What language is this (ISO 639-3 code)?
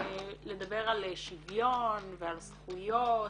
heb